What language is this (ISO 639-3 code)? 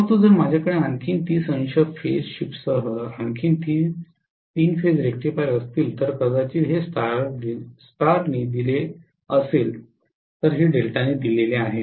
mar